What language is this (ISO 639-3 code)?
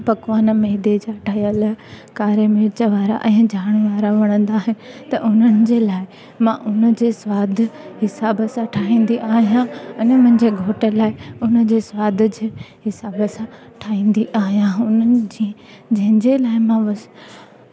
snd